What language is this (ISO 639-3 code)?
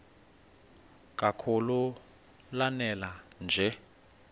xho